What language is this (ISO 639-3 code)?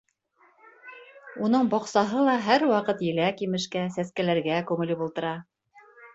bak